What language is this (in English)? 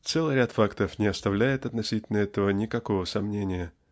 Russian